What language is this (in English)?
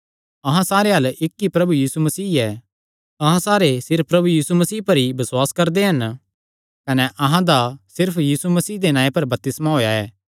Kangri